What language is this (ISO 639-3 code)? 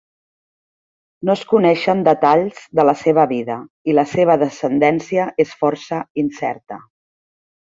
cat